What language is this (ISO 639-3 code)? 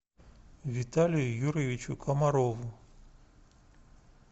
rus